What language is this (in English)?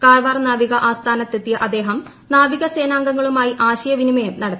Malayalam